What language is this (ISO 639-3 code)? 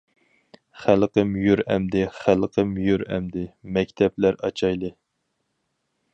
uig